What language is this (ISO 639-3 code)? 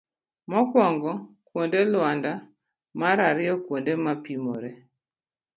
luo